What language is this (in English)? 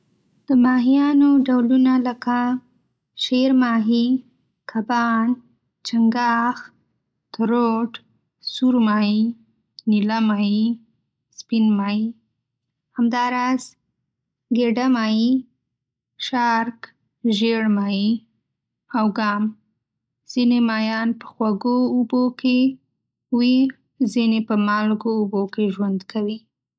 Pashto